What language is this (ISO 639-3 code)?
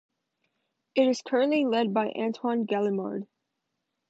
eng